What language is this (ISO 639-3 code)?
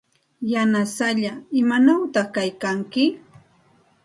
qxt